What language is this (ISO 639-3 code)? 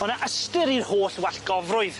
cym